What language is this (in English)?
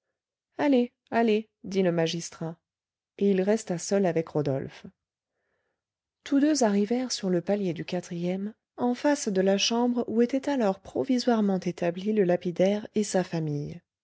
French